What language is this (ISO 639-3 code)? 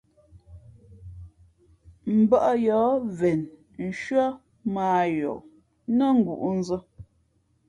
fmp